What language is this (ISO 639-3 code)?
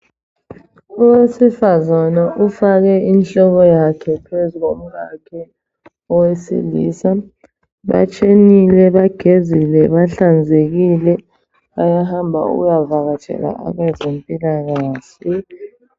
nde